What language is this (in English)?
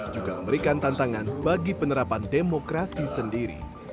Indonesian